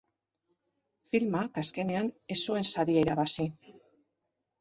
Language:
Basque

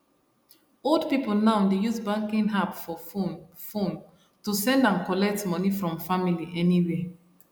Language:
Nigerian Pidgin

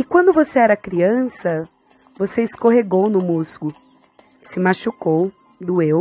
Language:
Portuguese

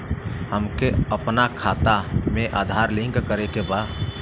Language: Bhojpuri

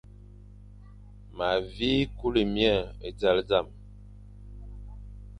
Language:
Fang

